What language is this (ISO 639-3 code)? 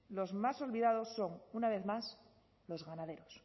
spa